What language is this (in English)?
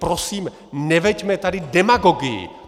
Czech